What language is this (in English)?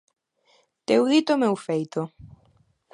Galician